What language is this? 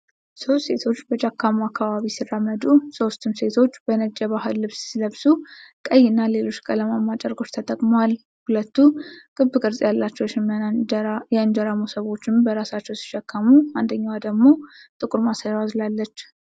Amharic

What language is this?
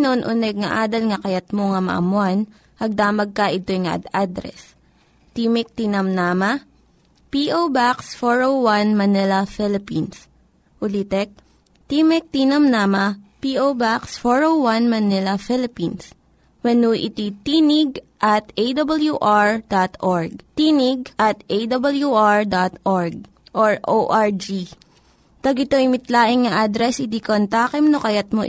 Filipino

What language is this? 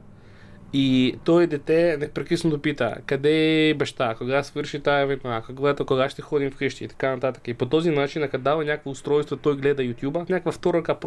Bulgarian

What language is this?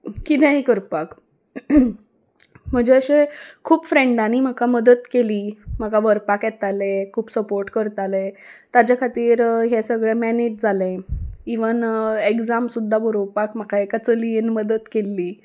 Konkani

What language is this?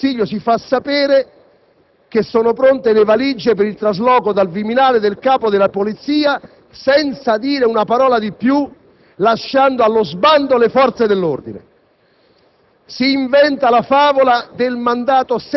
Italian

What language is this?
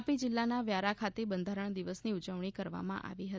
Gujarati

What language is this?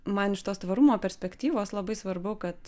Lithuanian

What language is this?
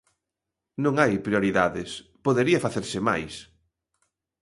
Galician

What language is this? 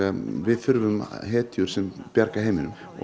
Icelandic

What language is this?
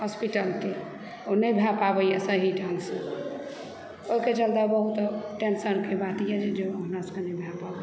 Maithili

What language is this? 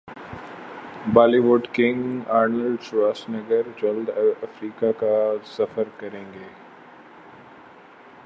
Urdu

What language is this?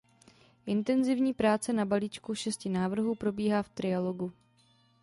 Czech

